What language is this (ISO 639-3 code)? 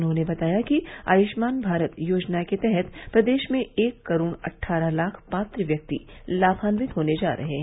hin